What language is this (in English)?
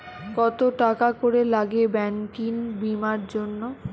Bangla